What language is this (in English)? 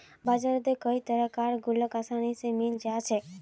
Magahi